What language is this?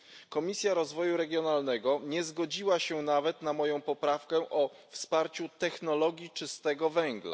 Polish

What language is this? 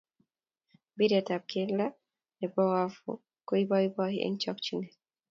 Kalenjin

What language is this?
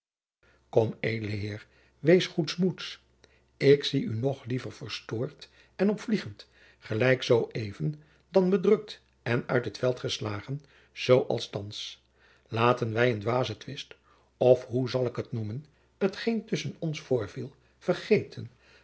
Dutch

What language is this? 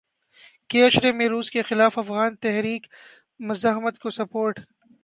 Urdu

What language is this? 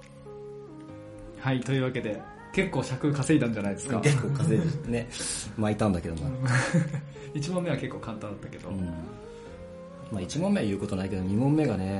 Japanese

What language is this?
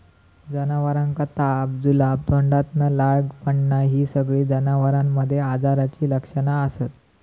Marathi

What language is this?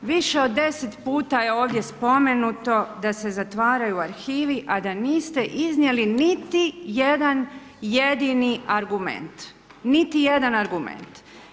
Croatian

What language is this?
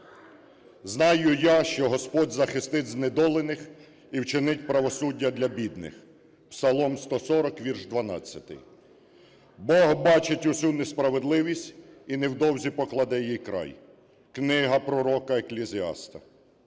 Ukrainian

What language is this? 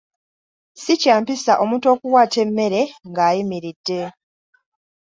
Ganda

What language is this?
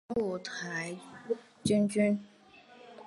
Chinese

